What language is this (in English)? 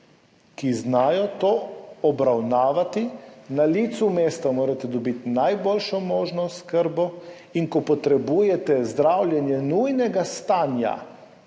Slovenian